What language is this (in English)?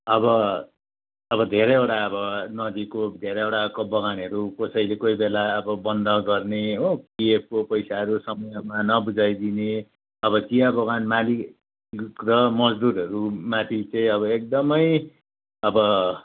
Nepali